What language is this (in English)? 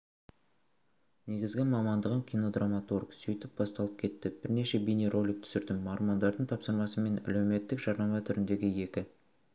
Kazakh